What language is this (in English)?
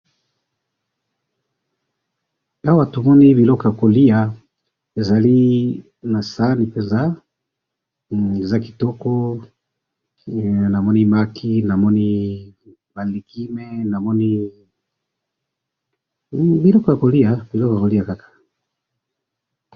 Lingala